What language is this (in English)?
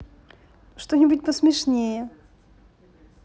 Russian